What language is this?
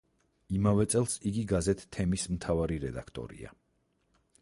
Georgian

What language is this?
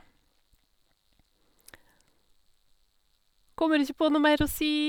Norwegian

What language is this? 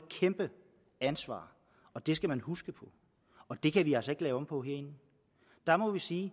Danish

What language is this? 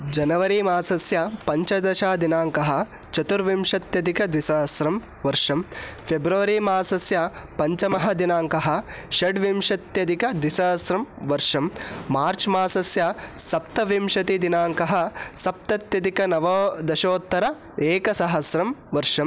Sanskrit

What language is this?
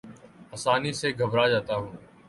Urdu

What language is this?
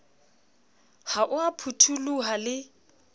Southern Sotho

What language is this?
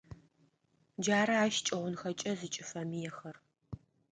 Adyghe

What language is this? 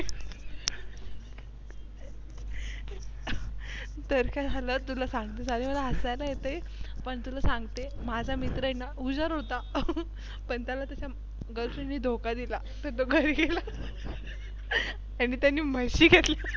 Marathi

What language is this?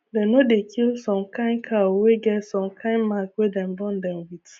Nigerian Pidgin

